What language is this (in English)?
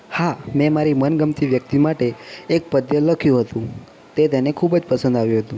Gujarati